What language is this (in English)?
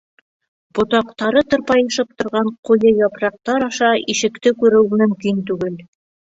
Bashkir